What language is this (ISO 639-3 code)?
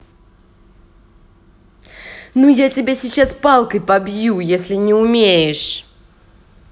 rus